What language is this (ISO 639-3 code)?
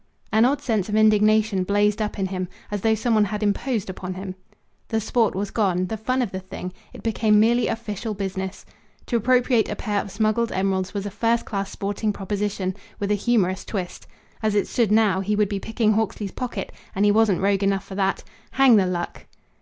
eng